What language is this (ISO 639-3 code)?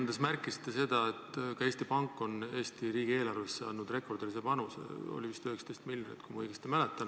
est